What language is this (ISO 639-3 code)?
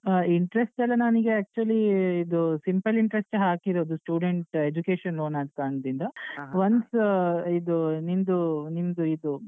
kan